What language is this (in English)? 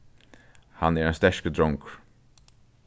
Faroese